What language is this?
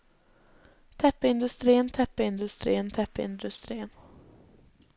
Norwegian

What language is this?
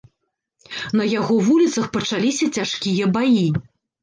Belarusian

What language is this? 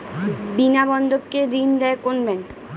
Bangla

